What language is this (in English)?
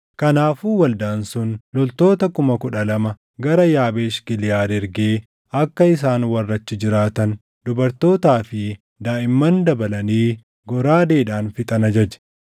Oromo